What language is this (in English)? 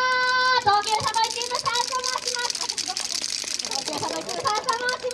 Japanese